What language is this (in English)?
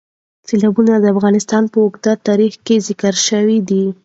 Pashto